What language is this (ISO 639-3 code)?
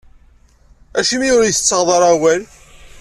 kab